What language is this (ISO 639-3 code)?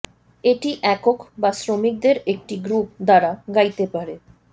ben